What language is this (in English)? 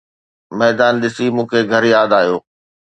Sindhi